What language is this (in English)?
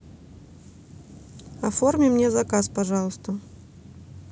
Russian